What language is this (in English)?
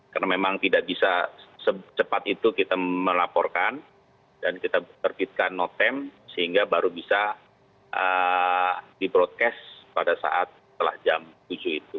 Indonesian